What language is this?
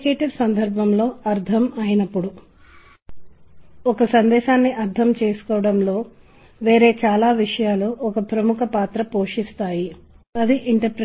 Telugu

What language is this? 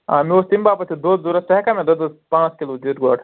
Kashmiri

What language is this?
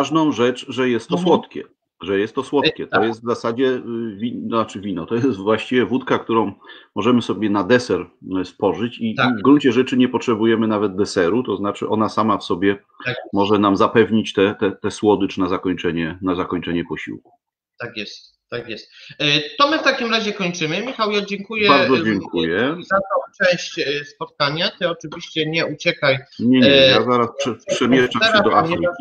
Polish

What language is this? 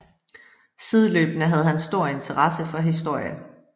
Danish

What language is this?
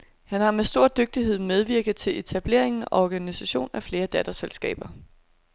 Danish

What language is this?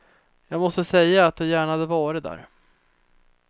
Swedish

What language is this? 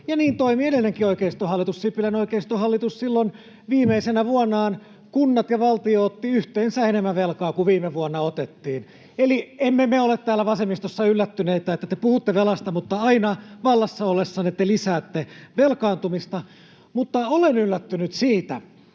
Finnish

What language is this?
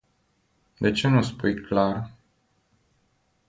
Romanian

